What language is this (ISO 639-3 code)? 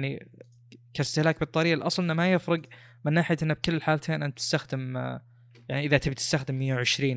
ara